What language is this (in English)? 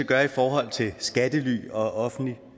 Danish